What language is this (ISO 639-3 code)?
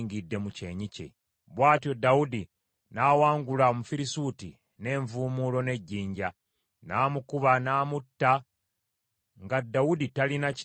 lug